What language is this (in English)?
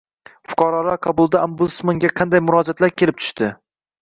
Uzbek